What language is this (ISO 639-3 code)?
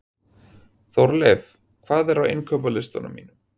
isl